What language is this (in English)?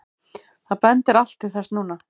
Icelandic